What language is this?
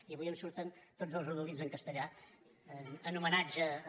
Catalan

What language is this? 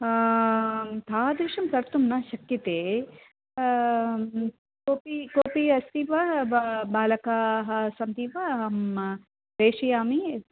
Sanskrit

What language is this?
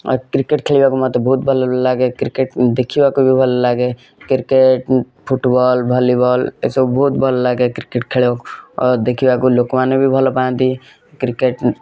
Odia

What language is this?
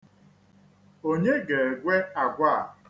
Igbo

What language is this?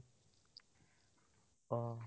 Assamese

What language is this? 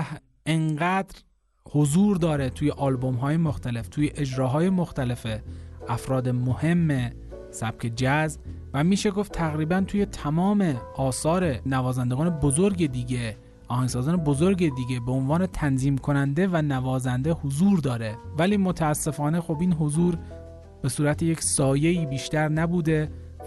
Persian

